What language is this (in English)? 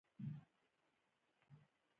Pashto